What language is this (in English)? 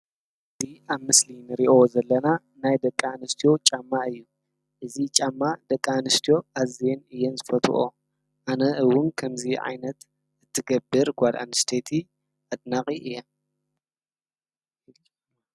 Tigrinya